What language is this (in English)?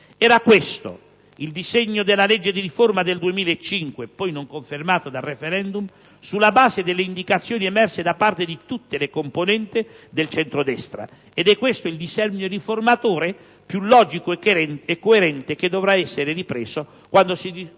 Italian